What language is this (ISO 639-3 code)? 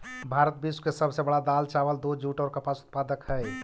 mag